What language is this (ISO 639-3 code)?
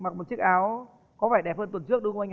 vie